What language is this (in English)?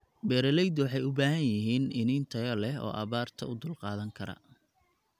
Somali